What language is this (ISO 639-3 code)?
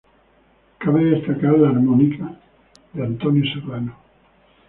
spa